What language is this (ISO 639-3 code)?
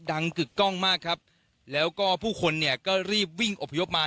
tha